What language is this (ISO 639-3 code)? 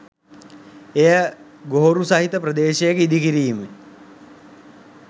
sin